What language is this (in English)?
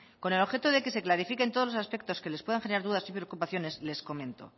Spanish